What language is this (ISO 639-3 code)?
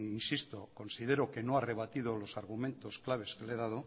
spa